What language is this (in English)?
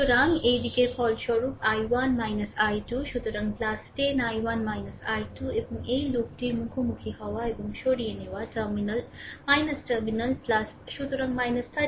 Bangla